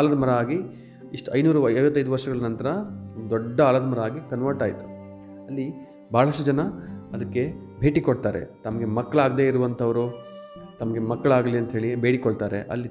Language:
Kannada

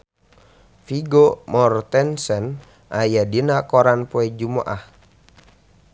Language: Sundanese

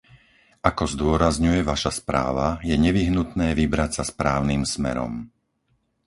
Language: Slovak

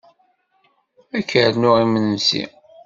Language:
Kabyle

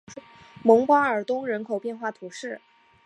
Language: Chinese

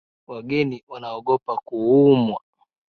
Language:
Swahili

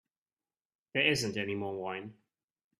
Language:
English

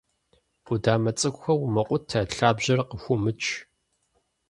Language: Kabardian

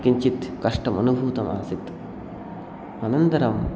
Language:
Sanskrit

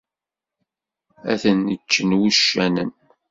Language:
Kabyle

